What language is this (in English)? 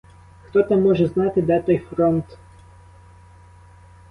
Ukrainian